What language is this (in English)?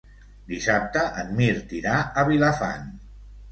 Catalan